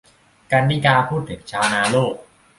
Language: Thai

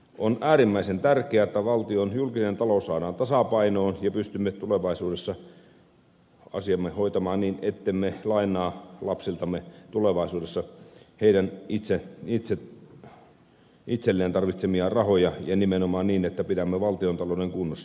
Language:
Finnish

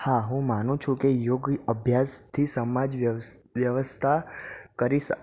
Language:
Gujarati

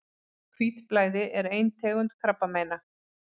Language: Icelandic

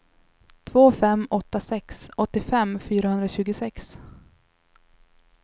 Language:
Swedish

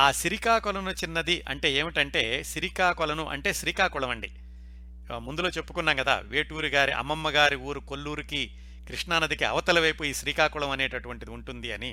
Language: Telugu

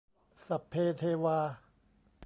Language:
Thai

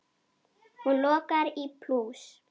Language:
Icelandic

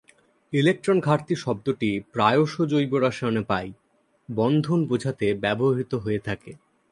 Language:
Bangla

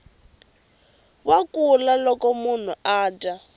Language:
Tsonga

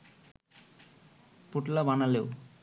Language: Bangla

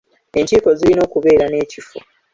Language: Ganda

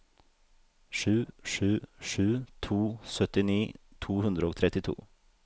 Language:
Norwegian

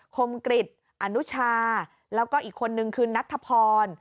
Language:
Thai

